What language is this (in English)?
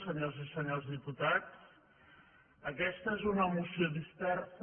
Catalan